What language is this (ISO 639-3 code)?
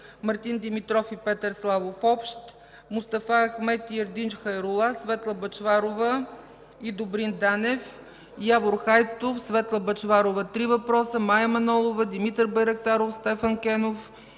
bul